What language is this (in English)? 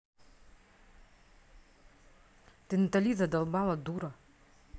Russian